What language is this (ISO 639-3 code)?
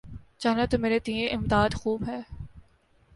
urd